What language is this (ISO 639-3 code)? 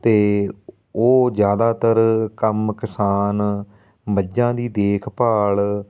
pan